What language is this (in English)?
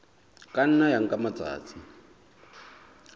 Southern Sotho